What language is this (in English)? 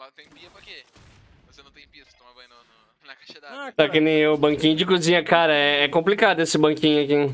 Portuguese